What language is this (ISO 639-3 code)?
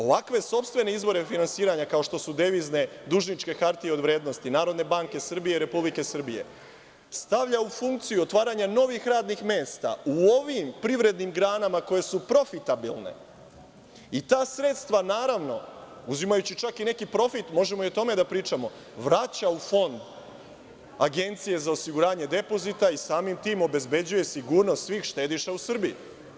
srp